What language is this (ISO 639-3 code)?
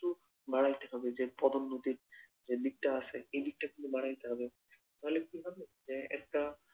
ben